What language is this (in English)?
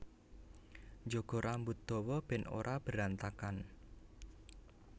Javanese